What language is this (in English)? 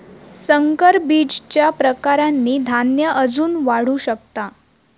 Marathi